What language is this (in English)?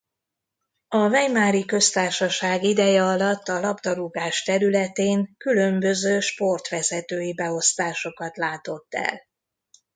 Hungarian